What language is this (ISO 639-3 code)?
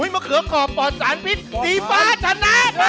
tha